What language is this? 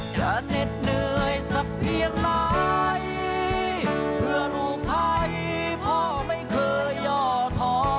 Thai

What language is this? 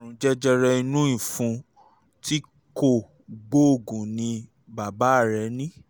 Yoruba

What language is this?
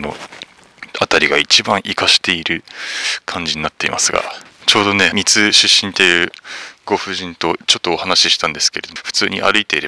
Japanese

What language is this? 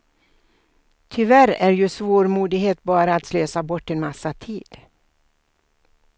Swedish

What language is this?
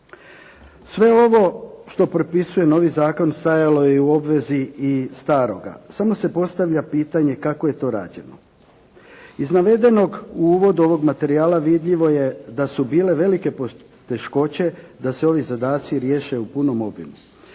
Croatian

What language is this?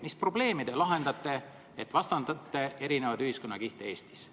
Estonian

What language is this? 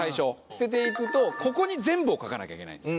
Japanese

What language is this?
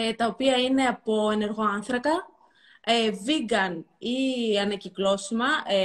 Greek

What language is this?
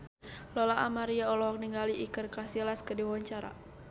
Sundanese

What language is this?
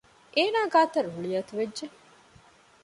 Divehi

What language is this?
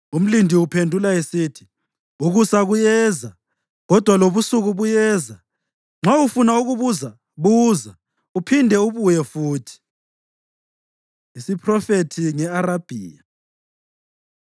North Ndebele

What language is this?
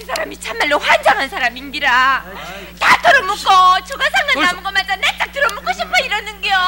Korean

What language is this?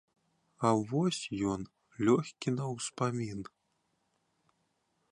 Belarusian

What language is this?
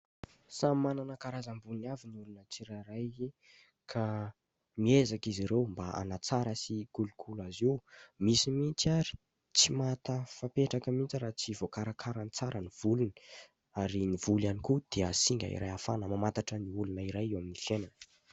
Malagasy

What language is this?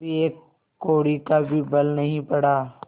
Hindi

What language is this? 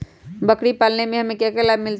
Magahi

